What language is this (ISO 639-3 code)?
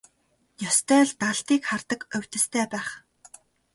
mon